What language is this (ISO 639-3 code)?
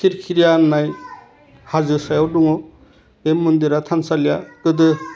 brx